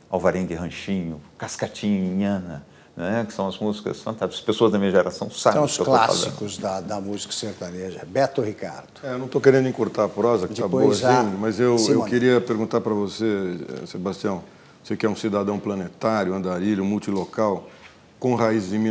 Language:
Portuguese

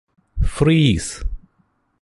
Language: Malayalam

